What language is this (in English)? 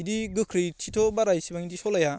Bodo